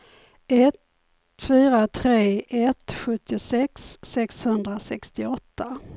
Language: Swedish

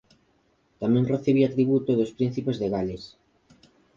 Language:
Galician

